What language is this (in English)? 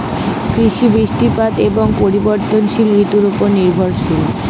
Bangla